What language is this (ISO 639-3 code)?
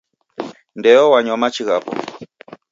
dav